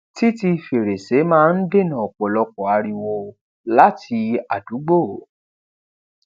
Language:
Yoruba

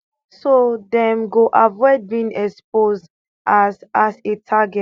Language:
Nigerian Pidgin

